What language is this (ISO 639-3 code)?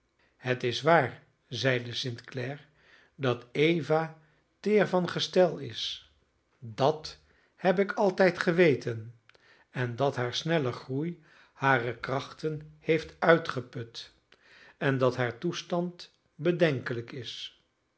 nld